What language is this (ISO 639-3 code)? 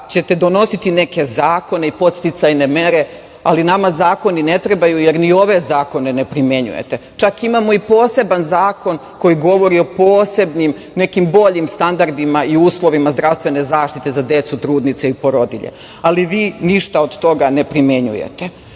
srp